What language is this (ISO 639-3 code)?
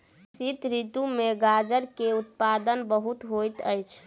mai